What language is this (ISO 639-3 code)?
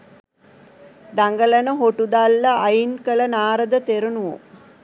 sin